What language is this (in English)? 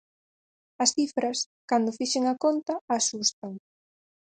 Galician